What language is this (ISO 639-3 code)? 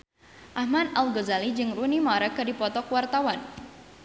sun